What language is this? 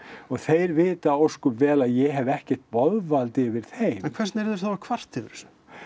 Icelandic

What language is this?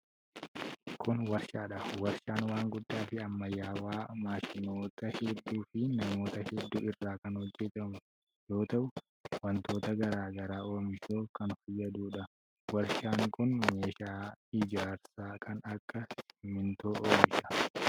Oromo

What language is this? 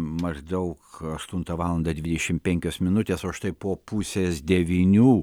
Lithuanian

